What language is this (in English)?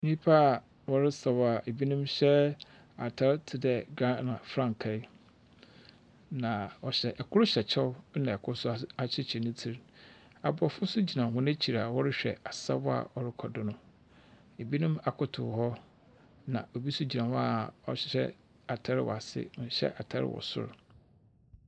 Akan